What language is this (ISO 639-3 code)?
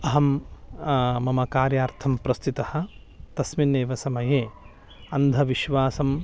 san